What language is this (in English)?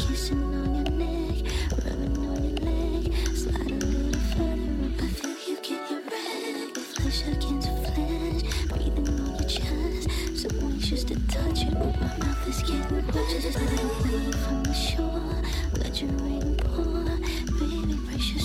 English